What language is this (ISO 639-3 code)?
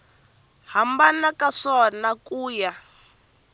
tso